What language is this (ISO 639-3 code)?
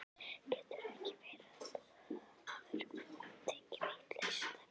isl